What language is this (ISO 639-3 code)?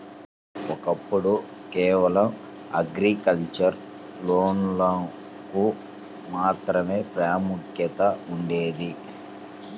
tel